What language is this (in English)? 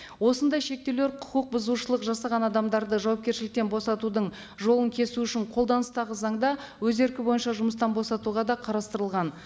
Kazakh